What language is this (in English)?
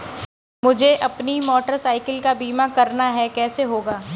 Hindi